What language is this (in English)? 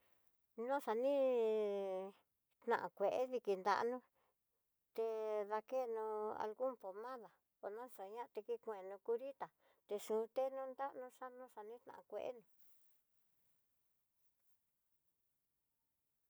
Tidaá Mixtec